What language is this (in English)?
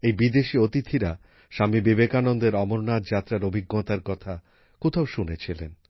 Bangla